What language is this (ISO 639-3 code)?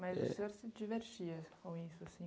por